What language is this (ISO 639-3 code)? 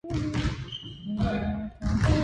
jpn